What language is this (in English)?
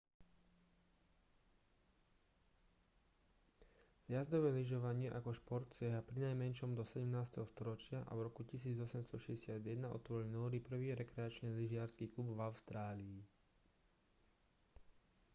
Slovak